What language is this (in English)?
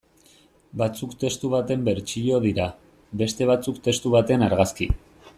Basque